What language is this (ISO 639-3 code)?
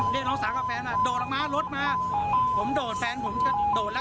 tha